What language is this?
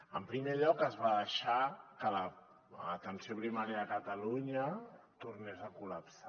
Catalan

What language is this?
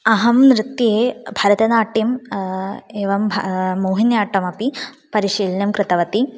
Sanskrit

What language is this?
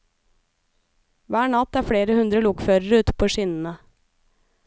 Norwegian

